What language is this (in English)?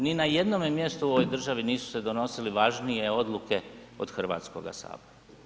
Croatian